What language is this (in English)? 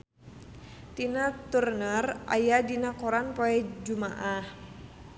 Sundanese